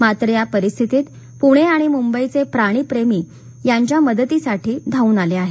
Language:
Marathi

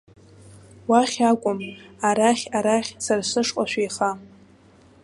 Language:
Abkhazian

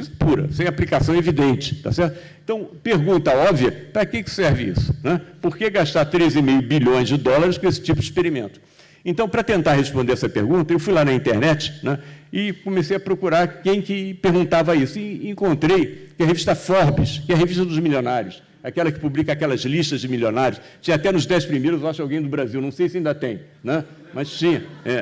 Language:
Portuguese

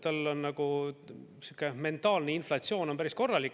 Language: Estonian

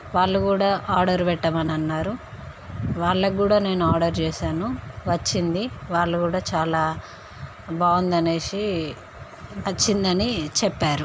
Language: Telugu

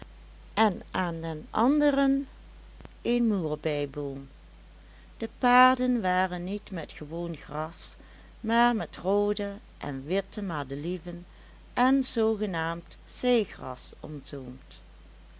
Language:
Dutch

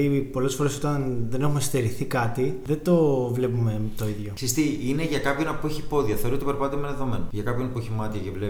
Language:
Greek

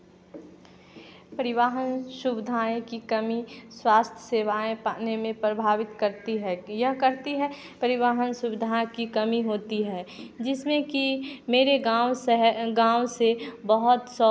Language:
Hindi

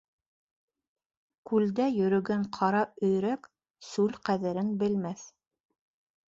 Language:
Bashkir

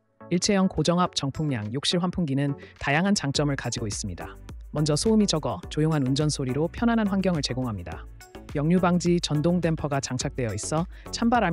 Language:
Korean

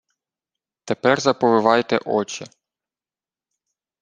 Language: Ukrainian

